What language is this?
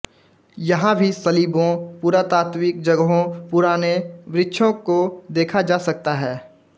Hindi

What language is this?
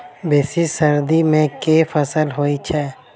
Maithili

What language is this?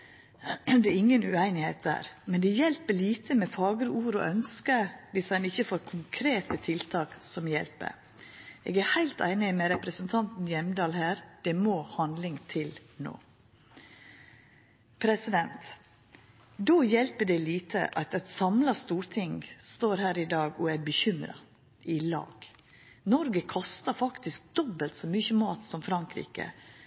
Norwegian Nynorsk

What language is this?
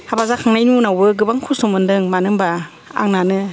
Bodo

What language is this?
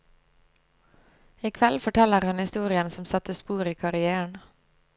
Norwegian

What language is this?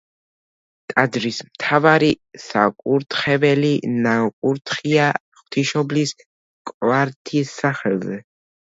Georgian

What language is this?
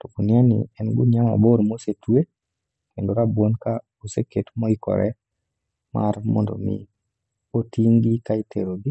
Luo (Kenya and Tanzania)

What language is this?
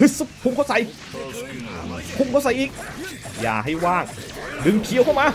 Thai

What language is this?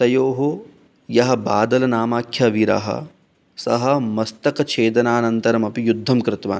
Sanskrit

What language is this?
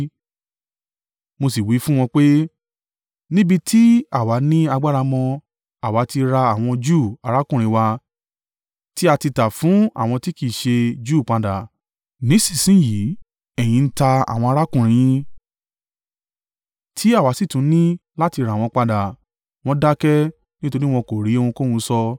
Yoruba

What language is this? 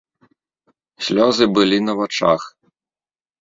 Belarusian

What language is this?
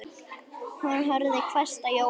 Icelandic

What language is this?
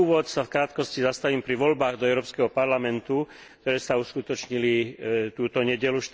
Slovak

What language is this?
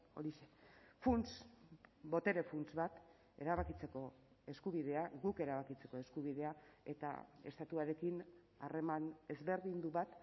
Basque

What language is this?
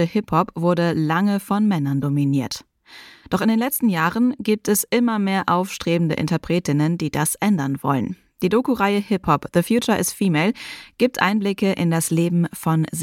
German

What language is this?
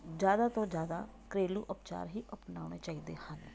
Punjabi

